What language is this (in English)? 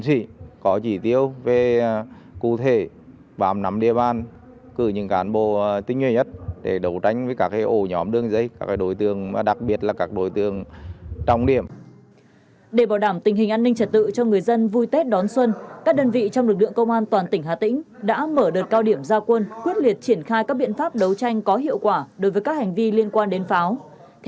Vietnamese